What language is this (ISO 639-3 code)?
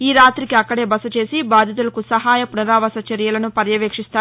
tel